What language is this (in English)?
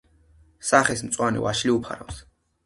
Georgian